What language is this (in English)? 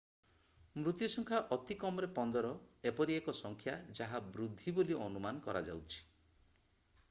Odia